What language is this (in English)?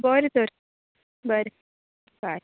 Konkani